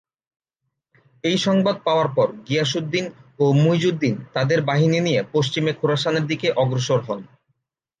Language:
Bangla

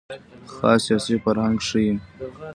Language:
Pashto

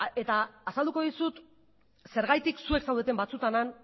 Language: Basque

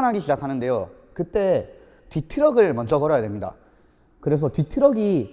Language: Korean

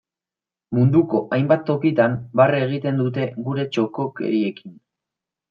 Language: Basque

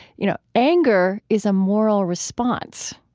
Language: English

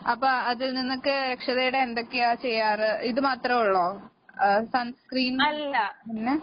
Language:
Malayalam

